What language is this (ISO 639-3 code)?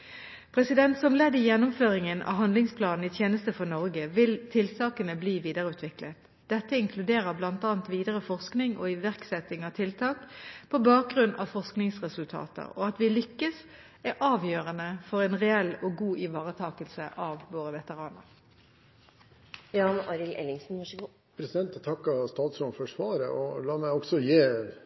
nob